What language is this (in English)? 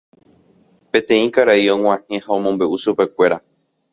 Guarani